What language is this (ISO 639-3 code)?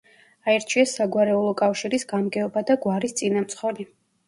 kat